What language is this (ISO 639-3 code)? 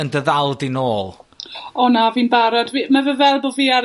cym